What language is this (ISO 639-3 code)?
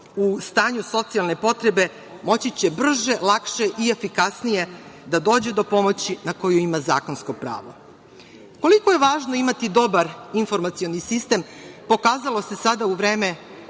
srp